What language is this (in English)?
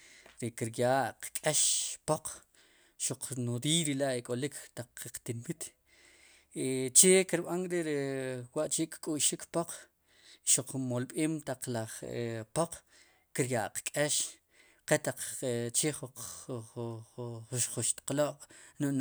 Sipacapense